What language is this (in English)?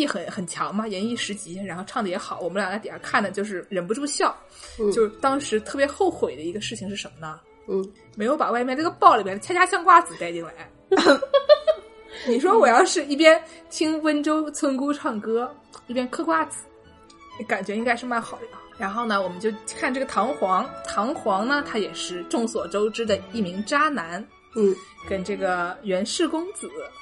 Chinese